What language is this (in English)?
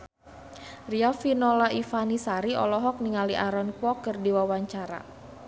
Sundanese